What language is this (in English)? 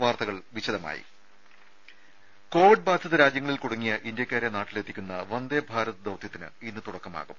Malayalam